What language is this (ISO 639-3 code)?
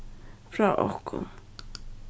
fao